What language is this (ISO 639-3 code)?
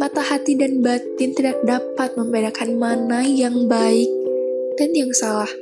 ind